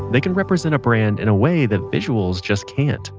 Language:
English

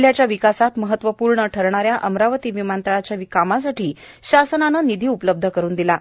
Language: Marathi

